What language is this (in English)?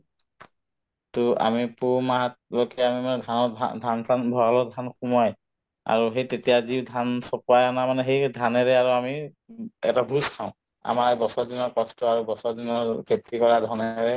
Assamese